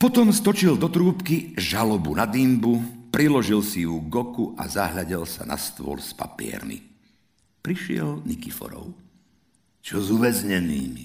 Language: Slovak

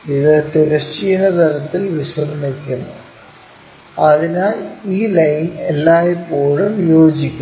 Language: Malayalam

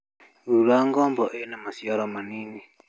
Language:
Kikuyu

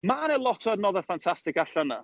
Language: Welsh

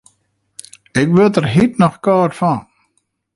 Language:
Western Frisian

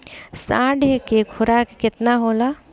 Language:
Bhojpuri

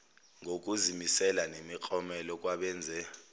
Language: Zulu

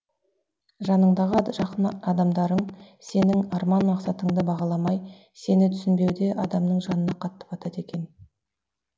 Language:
Kazakh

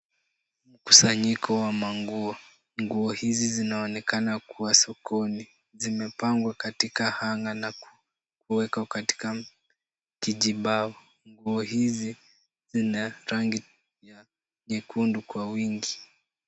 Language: Swahili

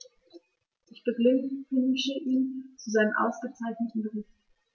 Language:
German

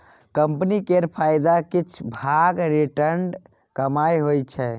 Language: Maithili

